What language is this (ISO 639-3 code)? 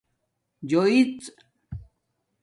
dmk